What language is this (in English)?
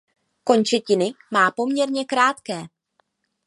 Czech